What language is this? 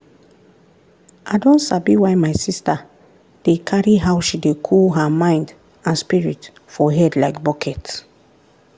Nigerian Pidgin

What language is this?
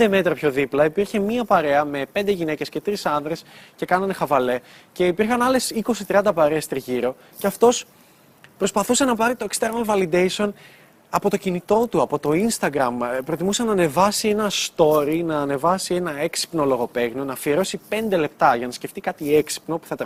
Greek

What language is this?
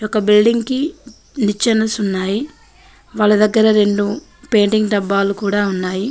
Telugu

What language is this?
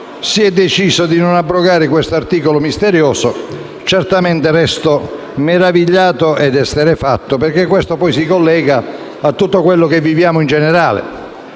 Italian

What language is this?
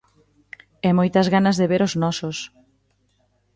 Galician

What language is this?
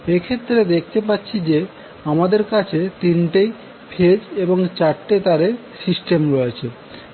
Bangla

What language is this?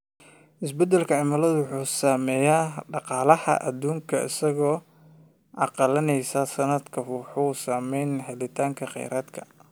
Somali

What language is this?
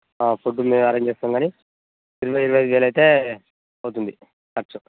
Telugu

